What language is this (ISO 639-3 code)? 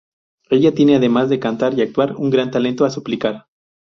spa